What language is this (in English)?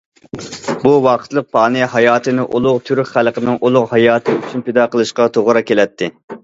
Uyghur